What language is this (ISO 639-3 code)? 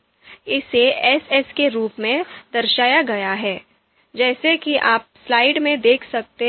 hin